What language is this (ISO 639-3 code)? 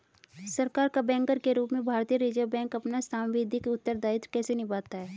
hin